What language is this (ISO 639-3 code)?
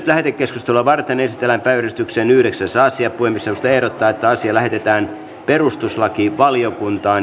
fin